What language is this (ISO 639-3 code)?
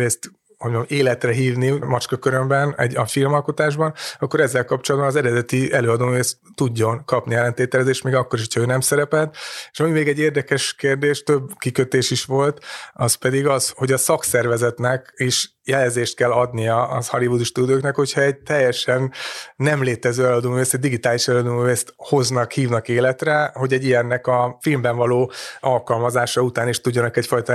hun